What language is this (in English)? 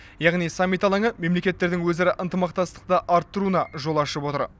Kazakh